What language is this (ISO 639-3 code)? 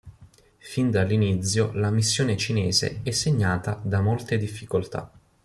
ita